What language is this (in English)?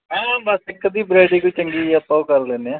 Punjabi